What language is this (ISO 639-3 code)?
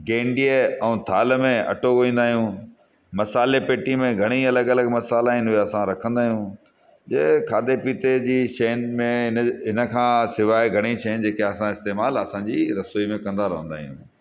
snd